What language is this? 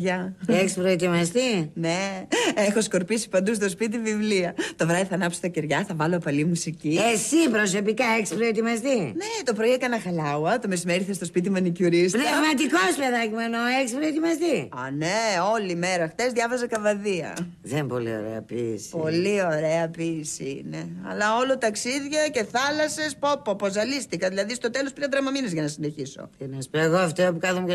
Greek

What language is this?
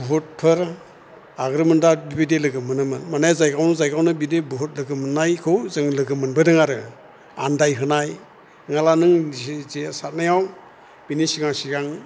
Bodo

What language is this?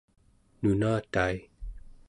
Central Yupik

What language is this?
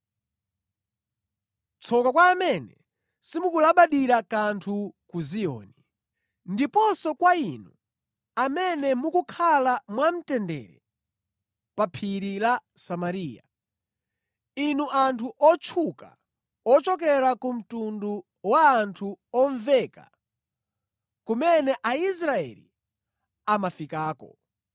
Nyanja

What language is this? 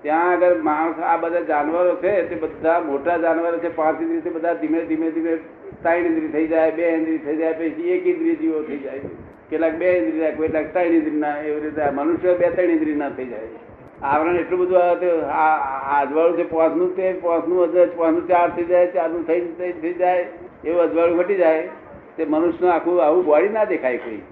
Gujarati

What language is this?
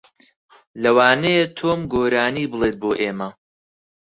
Central Kurdish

